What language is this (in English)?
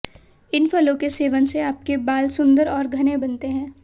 Hindi